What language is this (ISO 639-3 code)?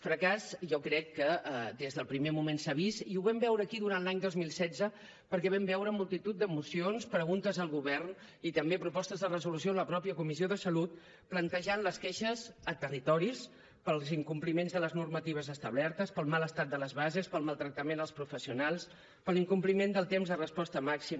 cat